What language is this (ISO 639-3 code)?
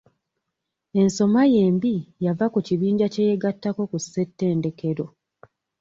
lug